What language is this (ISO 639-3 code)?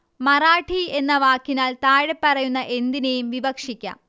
mal